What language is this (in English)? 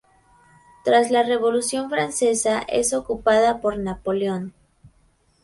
Spanish